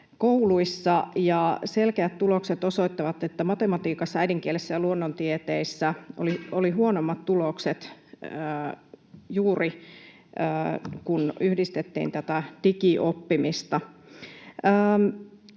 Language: Finnish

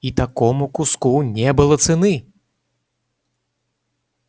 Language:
Russian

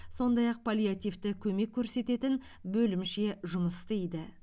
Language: Kazakh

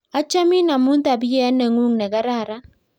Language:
Kalenjin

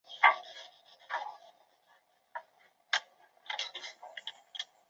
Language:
Chinese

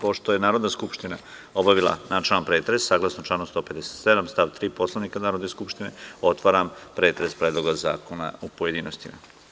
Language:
Serbian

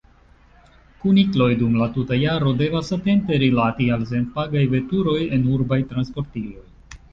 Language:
Esperanto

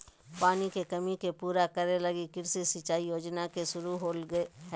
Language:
Magahi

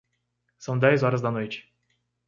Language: Portuguese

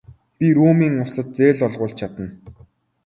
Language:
Mongolian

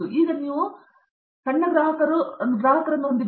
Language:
Kannada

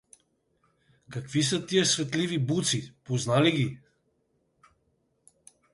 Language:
Bulgarian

